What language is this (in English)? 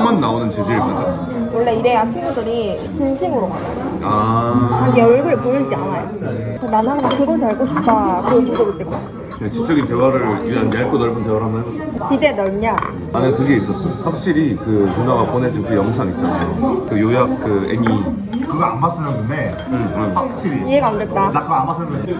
Korean